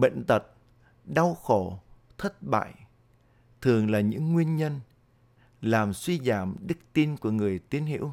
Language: Vietnamese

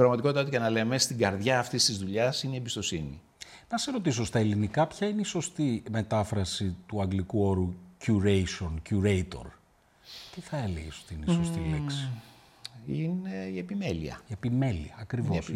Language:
Greek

